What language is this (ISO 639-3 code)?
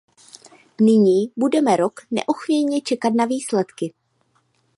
ces